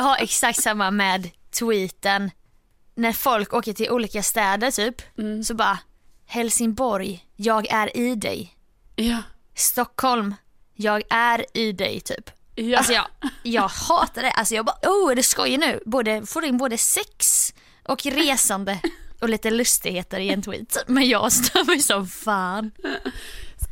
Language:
Swedish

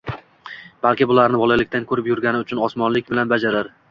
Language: Uzbek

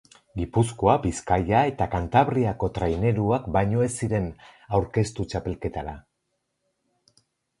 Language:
Basque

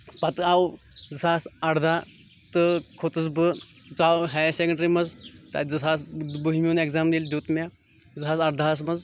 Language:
Kashmiri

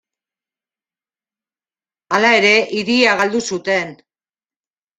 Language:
Basque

